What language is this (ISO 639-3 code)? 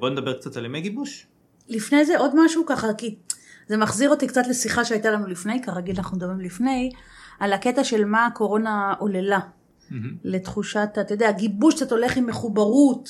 heb